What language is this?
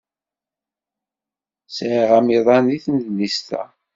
Kabyle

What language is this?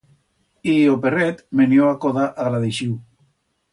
Aragonese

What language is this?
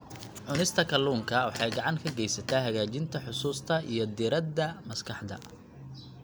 Somali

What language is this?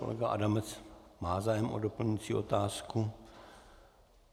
Czech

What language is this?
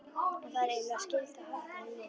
Icelandic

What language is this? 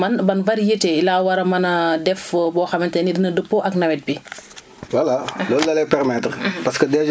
Wolof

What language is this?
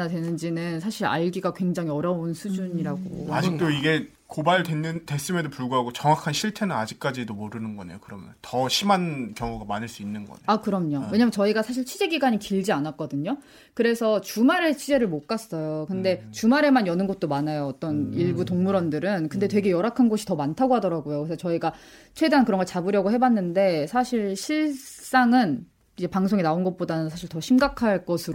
Korean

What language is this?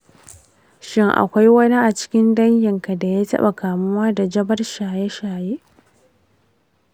Hausa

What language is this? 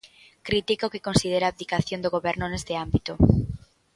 Galician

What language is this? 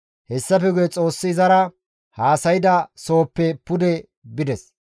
Gamo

